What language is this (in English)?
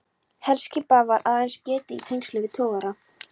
Icelandic